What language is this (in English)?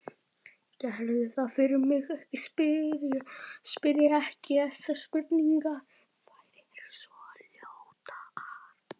Icelandic